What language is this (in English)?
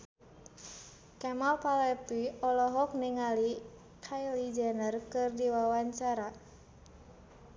Sundanese